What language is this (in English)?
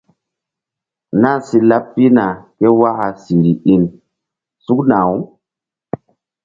Mbum